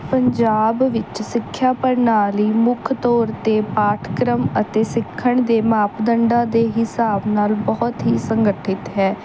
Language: Punjabi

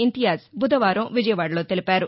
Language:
Telugu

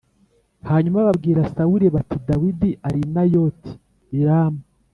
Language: Kinyarwanda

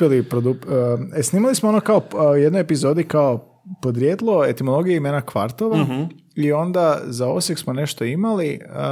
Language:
Croatian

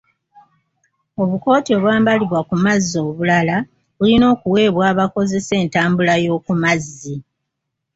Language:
Ganda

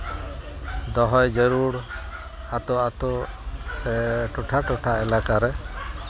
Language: Santali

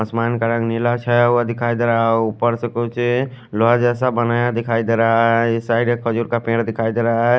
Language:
Hindi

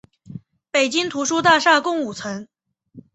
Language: Chinese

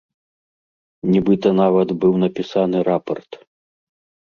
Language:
Belarusian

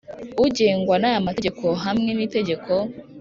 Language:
Kinyarwanda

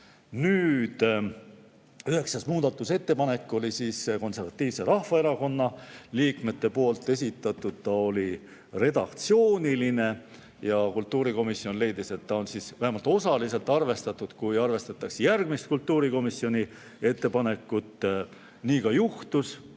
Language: Estonian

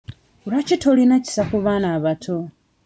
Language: Ganda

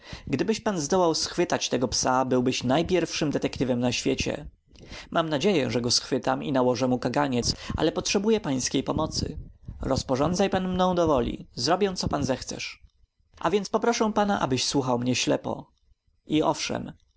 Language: Polish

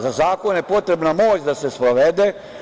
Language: Serbian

